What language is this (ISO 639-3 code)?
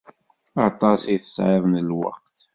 kab